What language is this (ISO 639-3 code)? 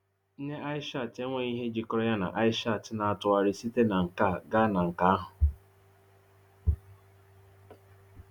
ibo